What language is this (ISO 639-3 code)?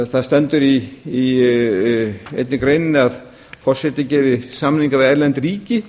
isl